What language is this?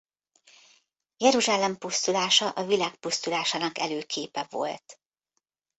Hungarian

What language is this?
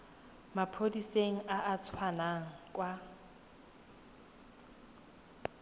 Tswana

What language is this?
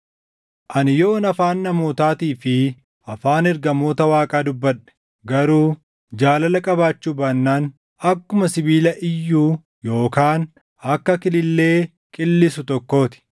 Oromo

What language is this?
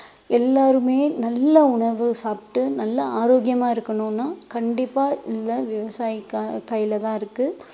Tamil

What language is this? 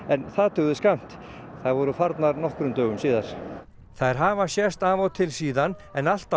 Icelandic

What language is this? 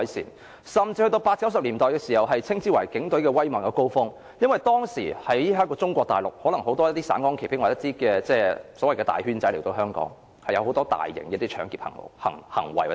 Cantonese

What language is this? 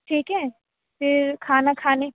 Urdu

